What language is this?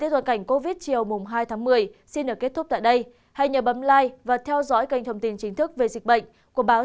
Vietnamese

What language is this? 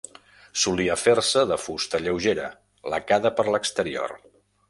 Catalan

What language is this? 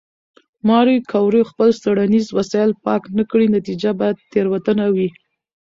Pashto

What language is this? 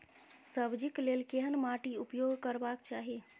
Maithili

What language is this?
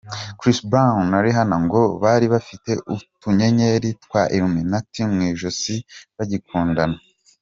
Kinyarwanda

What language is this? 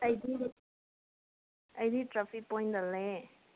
Manipuri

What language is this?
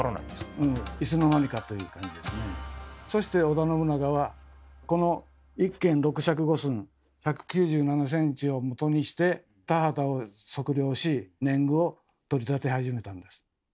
Japanese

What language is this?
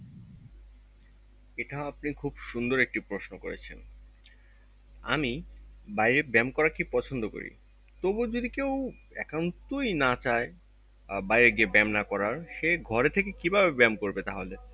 Bangla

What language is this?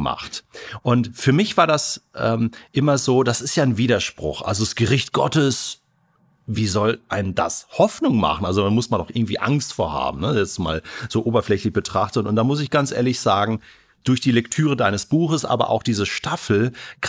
German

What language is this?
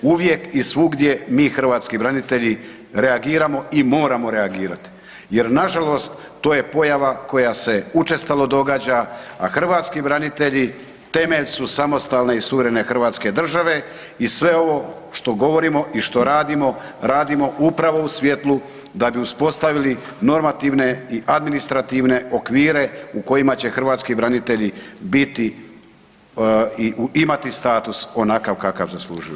Croatian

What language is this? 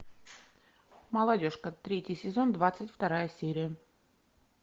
Russian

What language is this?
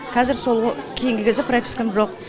Kazakh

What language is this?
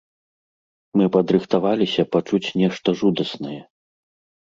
Belarusian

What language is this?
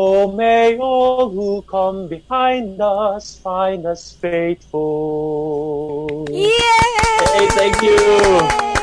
Filipino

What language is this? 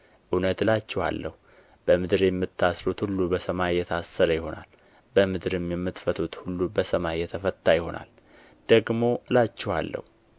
Amharic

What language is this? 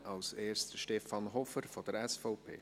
Swiss German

